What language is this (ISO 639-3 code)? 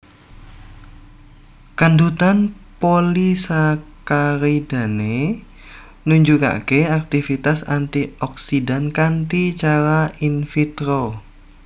jav